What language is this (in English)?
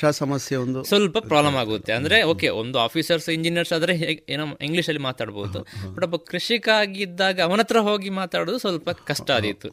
Kannada